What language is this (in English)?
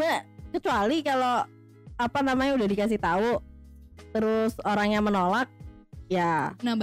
Indonesian